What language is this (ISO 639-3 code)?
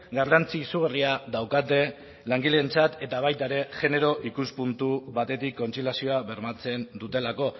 eus